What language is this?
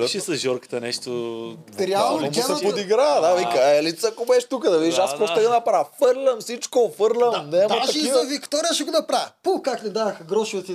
Bulgarian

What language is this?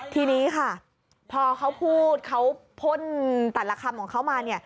Thai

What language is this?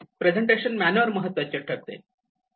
Marathi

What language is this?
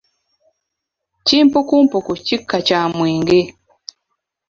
Ganda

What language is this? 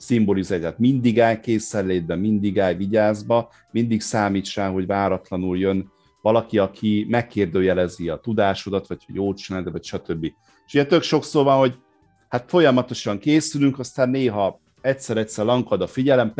Hungarian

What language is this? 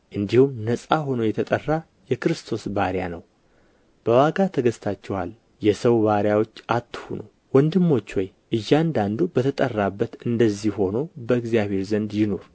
Amharic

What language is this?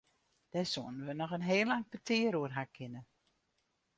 Western Frisian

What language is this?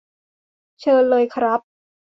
Thai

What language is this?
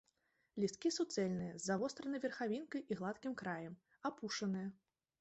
Belarusian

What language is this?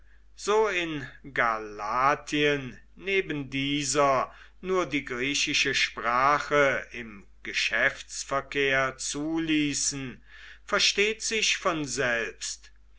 German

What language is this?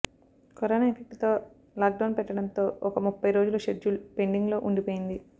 Telugu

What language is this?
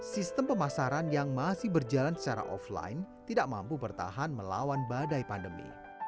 Indonesian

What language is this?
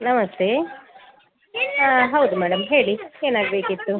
Kannada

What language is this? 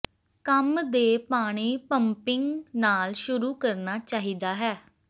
Punjabi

